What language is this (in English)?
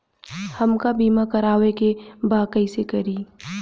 Bhojpuri